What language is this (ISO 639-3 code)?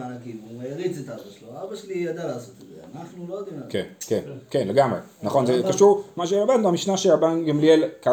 heb